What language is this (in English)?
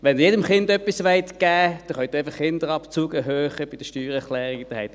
Swiss German